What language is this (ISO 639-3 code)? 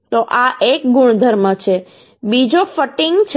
guj